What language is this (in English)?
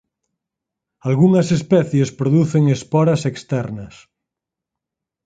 Galician